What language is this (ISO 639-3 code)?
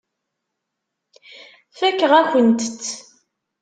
kab